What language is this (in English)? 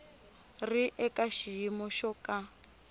Tsonga